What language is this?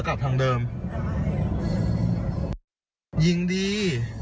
Thai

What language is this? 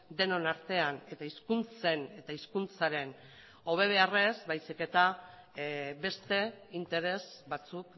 Basque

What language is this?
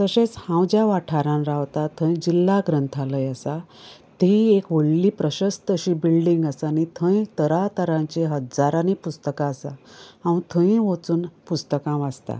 Konkani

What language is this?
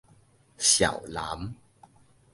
Min Nan Chinese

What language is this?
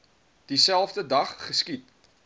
Afrikaans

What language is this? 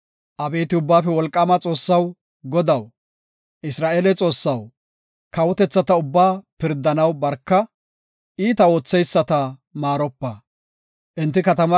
Gofa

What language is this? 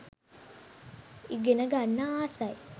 Sinhala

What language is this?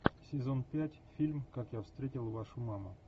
Russian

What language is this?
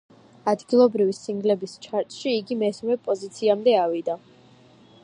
Georgian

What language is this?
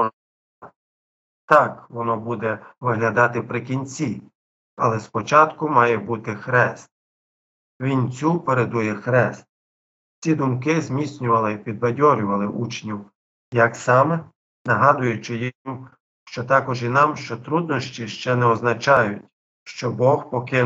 Ukrainian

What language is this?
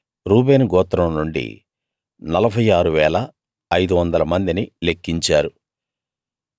Telugu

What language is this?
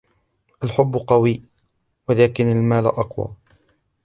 Arabic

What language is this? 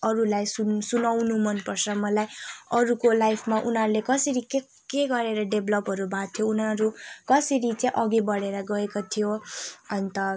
Nepali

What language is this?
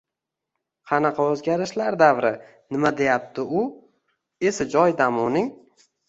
Uzbek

